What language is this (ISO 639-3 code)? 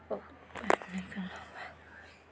mai